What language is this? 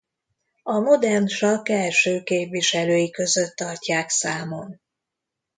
Hungarian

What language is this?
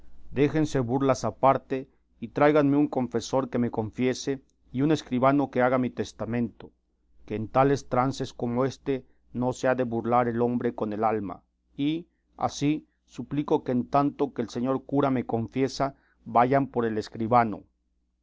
Spanish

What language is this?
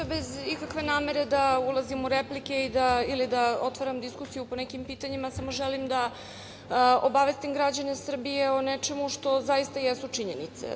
Serbian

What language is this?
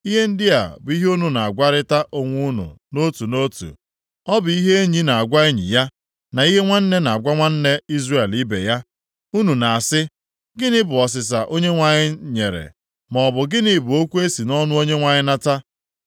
Igbo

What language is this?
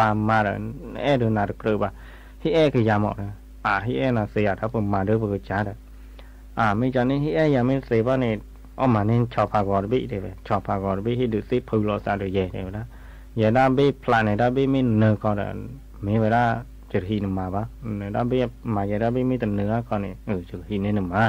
Thai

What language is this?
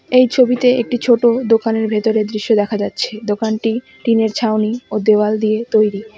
Bangla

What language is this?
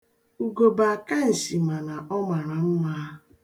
Igbo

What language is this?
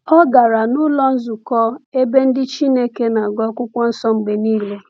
Igbo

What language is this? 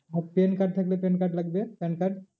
Bangla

